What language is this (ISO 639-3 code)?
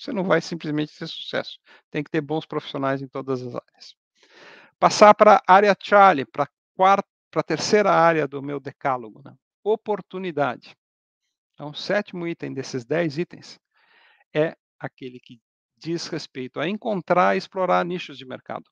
por